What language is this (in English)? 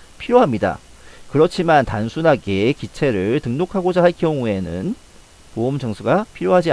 Korean